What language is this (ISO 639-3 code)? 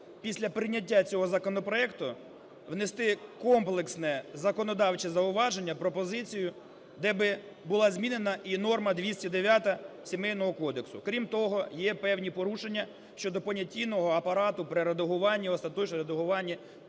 ukr